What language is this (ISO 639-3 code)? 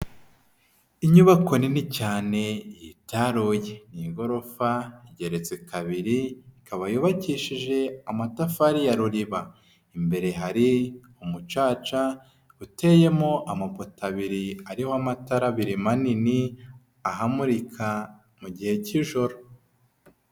kin